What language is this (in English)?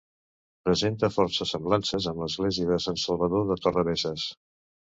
Catalan